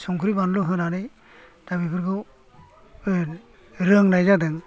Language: Bodo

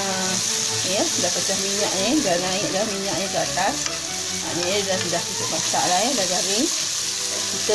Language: Malay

